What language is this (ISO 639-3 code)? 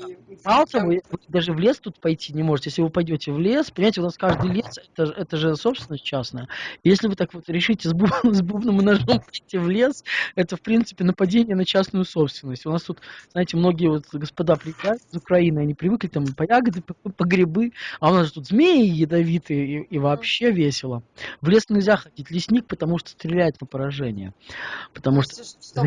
rus